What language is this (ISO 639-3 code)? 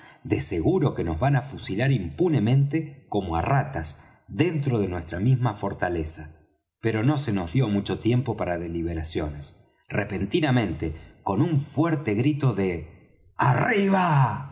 spa